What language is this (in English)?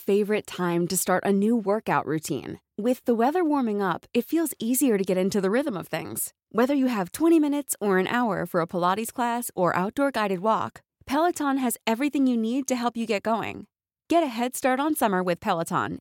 Filipino